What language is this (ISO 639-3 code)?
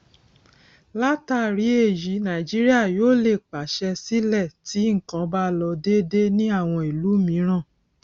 yor